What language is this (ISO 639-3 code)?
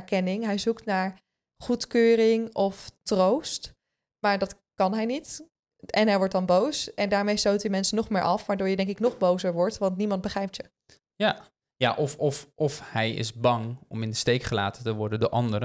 nld